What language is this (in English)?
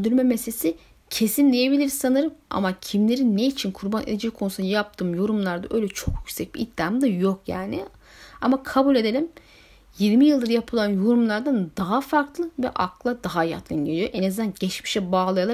Turkish